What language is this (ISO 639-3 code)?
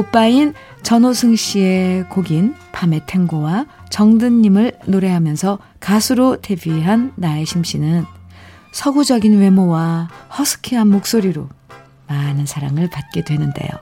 kor